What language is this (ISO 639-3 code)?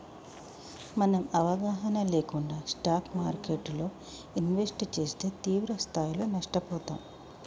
tel